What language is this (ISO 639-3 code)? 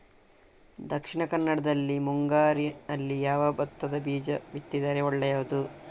kan